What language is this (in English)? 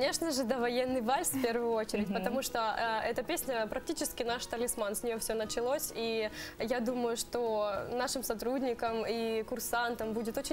Russian